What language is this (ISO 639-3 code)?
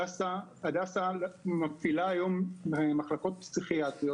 heb